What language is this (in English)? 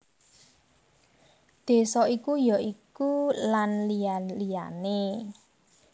Javanese